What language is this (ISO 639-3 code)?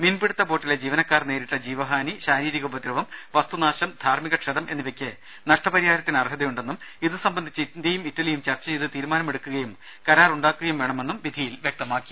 mal